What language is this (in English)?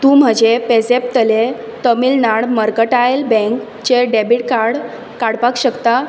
Konkani